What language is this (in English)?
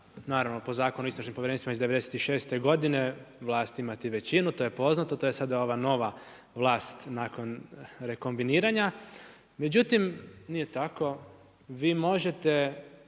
Croatian